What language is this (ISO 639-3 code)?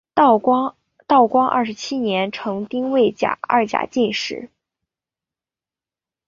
zho